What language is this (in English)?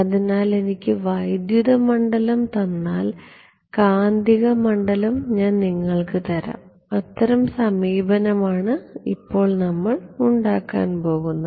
Malayalam